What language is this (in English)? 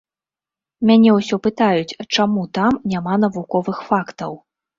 Belarusian